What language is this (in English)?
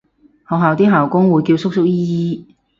Cantonese